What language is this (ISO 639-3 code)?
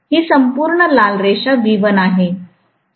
mar